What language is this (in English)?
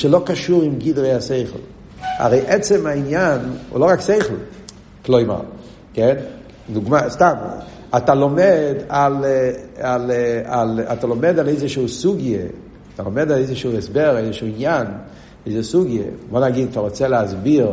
Hebrew